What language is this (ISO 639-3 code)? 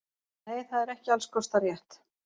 isl